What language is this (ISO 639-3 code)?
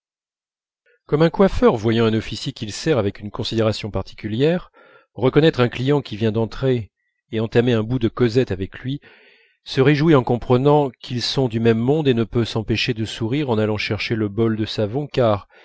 fra